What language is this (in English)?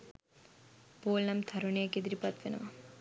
Sinhala